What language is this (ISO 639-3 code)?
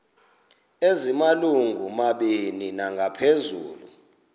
xho